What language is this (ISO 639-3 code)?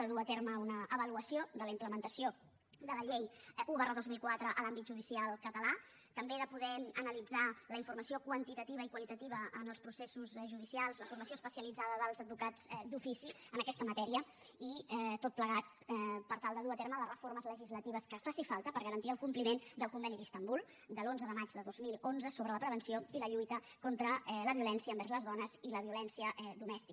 cat